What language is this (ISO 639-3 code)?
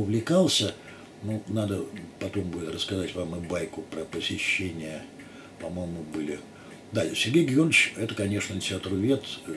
rus